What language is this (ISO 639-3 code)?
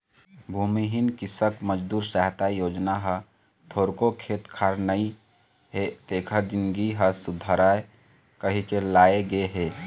hne